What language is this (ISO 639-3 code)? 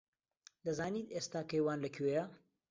ckb